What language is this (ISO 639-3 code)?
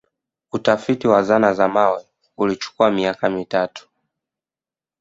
swa